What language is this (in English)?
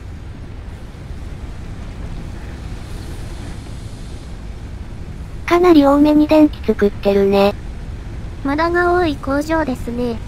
Japanese